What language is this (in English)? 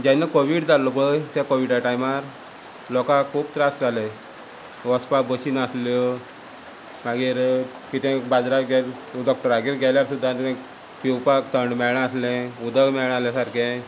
Konkani